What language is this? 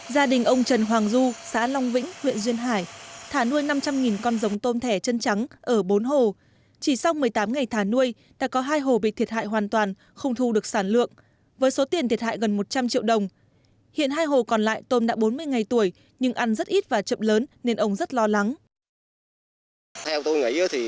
Vietnamese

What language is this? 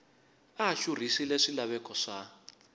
Tsonga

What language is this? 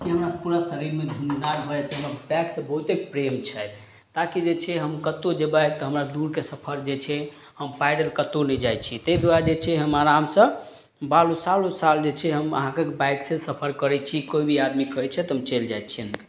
Maithili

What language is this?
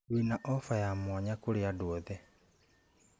Kikuyu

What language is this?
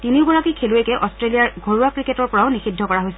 Assamese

